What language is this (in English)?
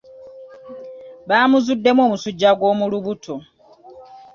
Ganda